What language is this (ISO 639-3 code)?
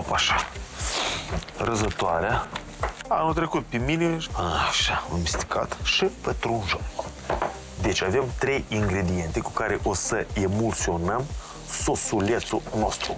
ron